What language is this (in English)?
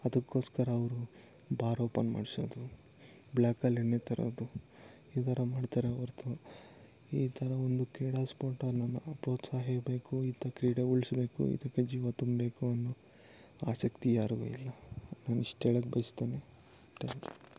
Kannada